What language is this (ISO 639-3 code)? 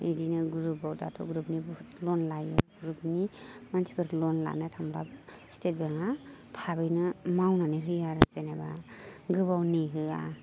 brx